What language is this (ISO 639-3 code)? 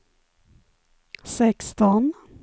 swe